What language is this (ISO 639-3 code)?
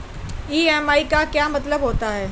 hin